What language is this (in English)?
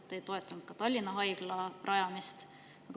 Estonian